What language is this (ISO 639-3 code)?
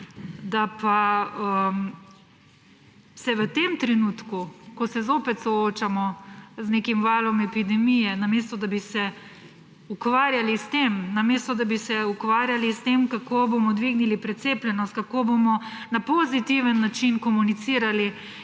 slv